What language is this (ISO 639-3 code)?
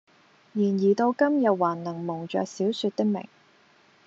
yue